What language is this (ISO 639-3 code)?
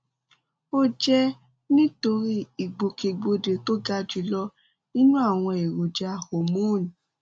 yor